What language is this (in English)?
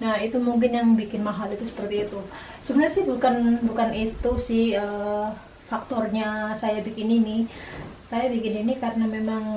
Indonesian